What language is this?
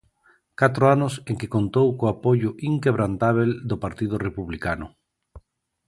Galician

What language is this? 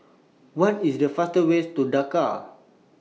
English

